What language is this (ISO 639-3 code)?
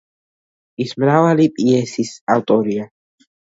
kat